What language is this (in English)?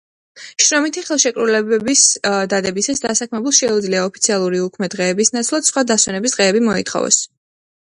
Georgian